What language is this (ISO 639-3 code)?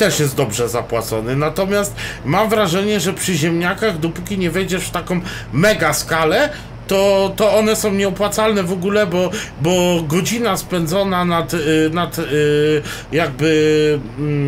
pol